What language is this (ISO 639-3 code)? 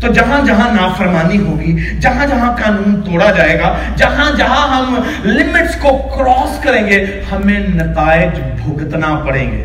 urd